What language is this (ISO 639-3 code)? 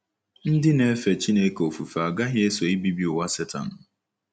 ibo